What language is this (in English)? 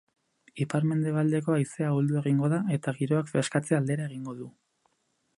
Basque